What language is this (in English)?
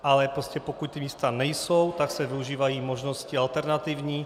Czech